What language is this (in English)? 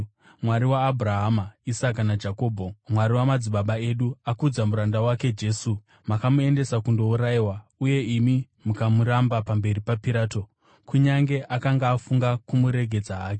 Shona